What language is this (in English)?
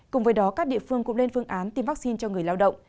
Vietnamese